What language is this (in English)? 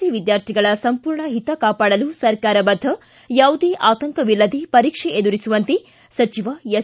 Kannada